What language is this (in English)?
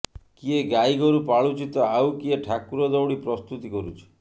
Odia